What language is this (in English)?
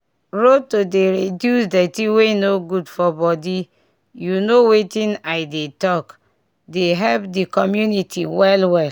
Nigerian Pidgin